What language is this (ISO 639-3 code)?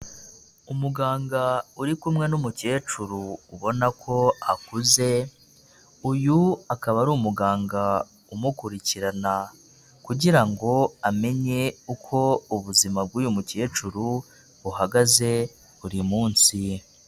kin